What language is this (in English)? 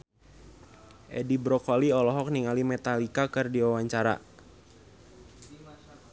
Sundanese